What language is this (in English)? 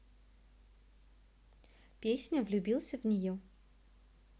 Russian